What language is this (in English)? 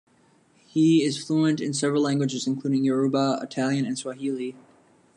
English